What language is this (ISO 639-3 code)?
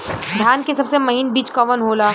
bho